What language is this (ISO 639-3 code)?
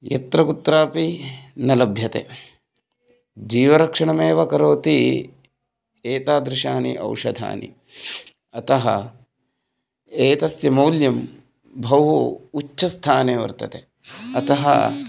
san